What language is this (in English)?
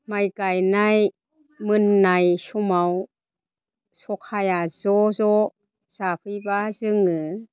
Bodo